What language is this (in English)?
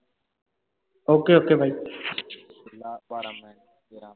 Punjabi